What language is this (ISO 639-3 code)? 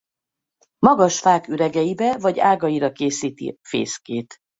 hun